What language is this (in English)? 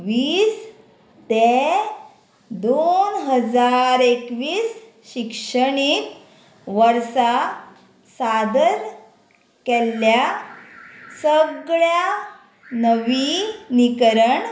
Konkani